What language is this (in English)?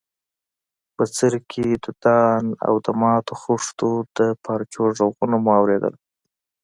Pashto